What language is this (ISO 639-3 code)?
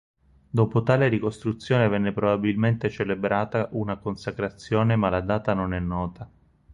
ita